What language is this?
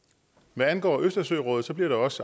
Danish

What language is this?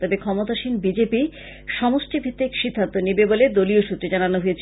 Bangla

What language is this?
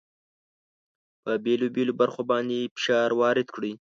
Pashto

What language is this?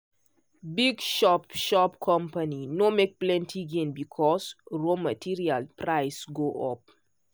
Nigerian Pidgin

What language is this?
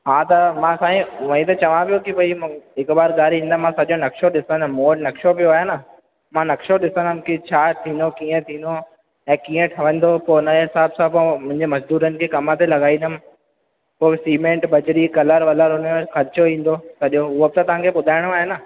Sindhi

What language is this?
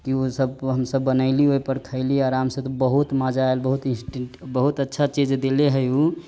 Maithili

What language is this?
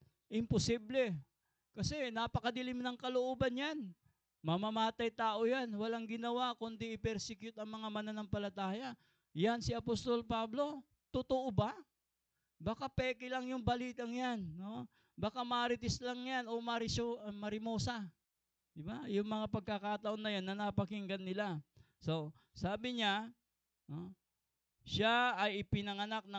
Filipino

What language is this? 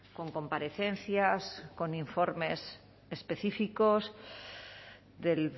Spanish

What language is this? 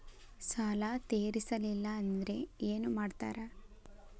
Kannada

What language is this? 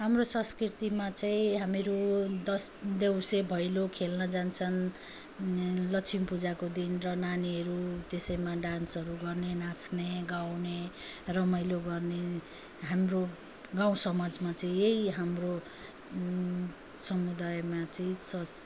Nepali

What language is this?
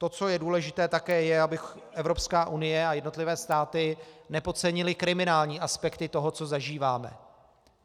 Czech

